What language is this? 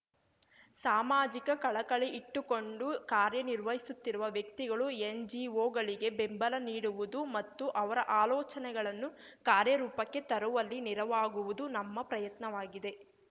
Kannada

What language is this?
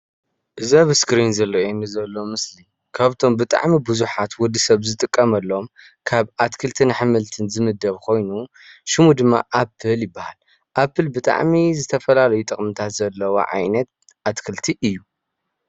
Tigrinya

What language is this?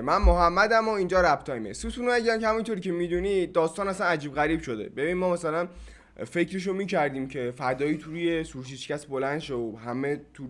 Persian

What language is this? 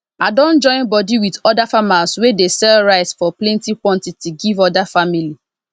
Nigerian Pidgin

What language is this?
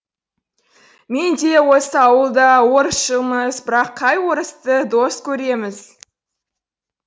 Kazakh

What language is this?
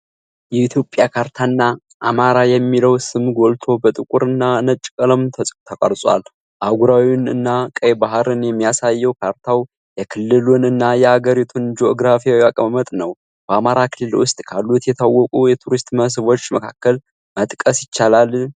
Amharic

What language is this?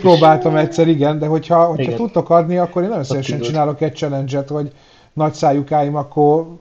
Hungarian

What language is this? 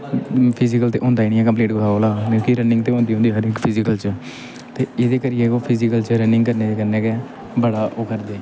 Dogri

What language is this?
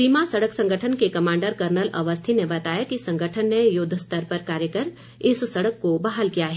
Hindi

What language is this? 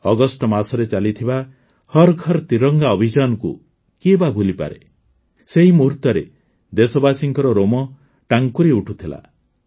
Odia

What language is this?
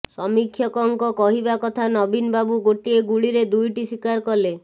Odia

